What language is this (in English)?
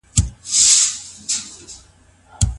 Pashto